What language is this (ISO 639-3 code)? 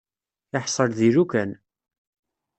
kab